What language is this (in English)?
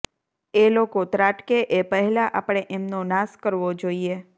Gujarati